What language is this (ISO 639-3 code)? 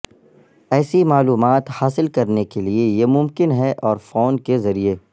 urd